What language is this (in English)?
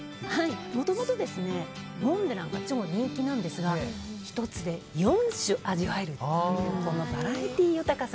Japanese